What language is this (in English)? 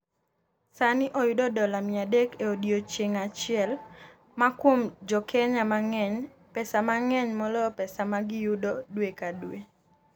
Luo (Kenya and Tanzania)